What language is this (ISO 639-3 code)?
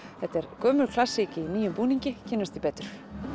isl